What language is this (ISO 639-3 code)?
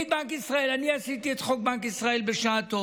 heb